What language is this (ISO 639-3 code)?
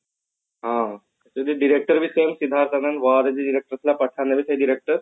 ori